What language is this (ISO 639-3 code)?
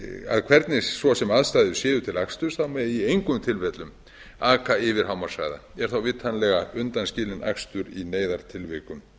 isl